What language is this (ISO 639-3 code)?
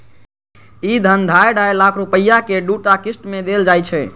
mai